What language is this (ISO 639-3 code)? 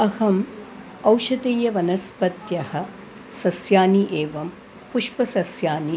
san